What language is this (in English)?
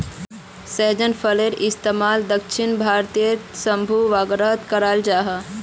Magahi